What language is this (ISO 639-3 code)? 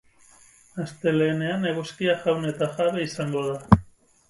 eus